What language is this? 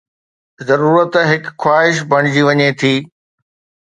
Sindhi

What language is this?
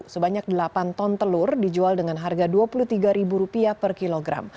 Indonesian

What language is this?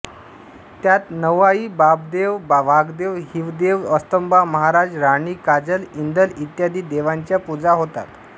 Marathi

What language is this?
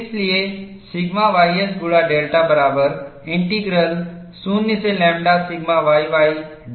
Hindi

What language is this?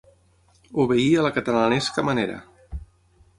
Catalan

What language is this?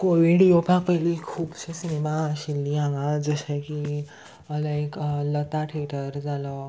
Konkani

